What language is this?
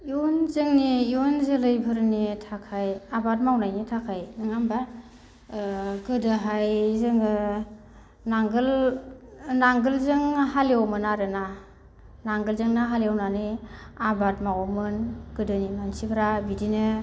Bodo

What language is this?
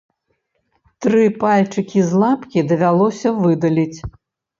Belarusian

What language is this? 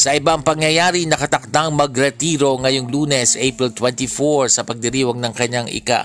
Filipino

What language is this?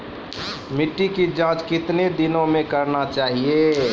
Maithili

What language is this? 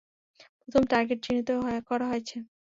Bangla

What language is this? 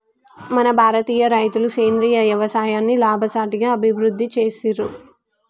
Telugu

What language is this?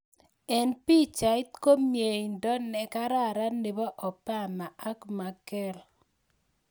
Kalenjin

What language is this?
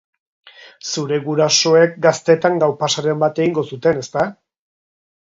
Basque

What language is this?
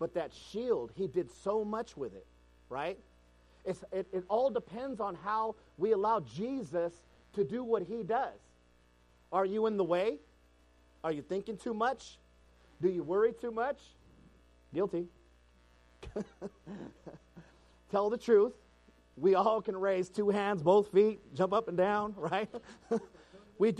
English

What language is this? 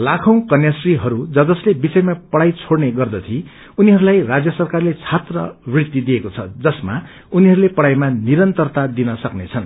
Nepali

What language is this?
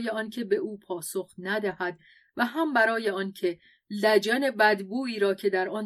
Persian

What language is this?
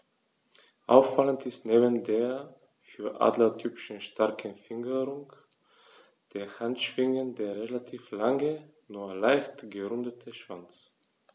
German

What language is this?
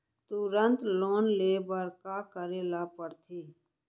Chhattisgarhi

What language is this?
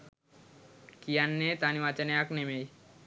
Sinhala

